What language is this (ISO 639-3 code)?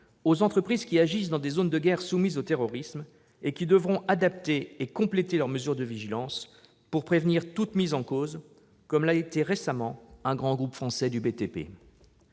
fra